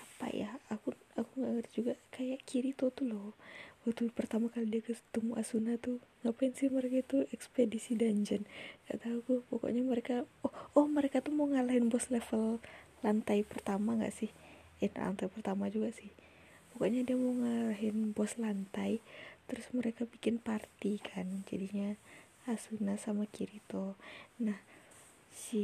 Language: Indonesian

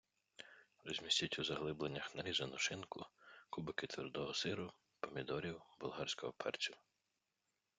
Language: Ukrainian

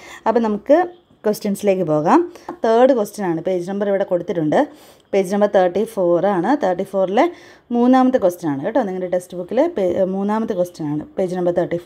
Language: Malayalam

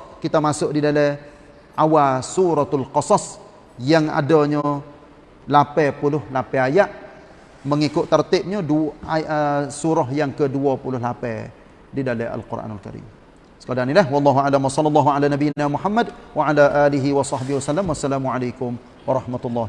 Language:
Malay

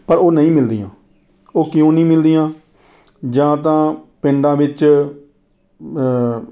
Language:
Punjabi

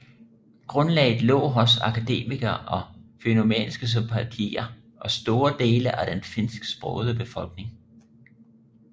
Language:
Danish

